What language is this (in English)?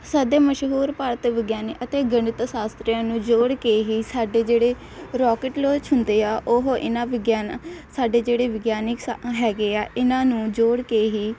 Punjabi